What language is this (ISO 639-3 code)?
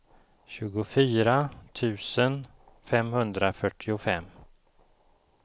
swe